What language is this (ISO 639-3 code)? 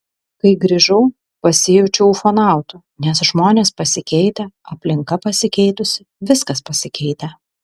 lit